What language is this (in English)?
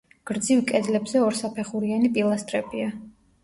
Georgian